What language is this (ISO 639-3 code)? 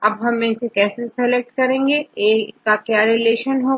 hin